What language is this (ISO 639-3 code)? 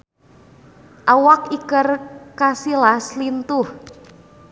sun